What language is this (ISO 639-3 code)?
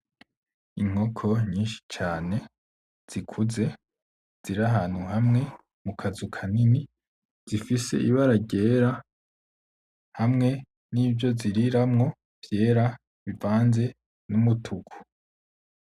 run